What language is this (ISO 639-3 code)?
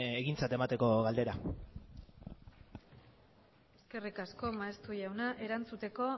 eus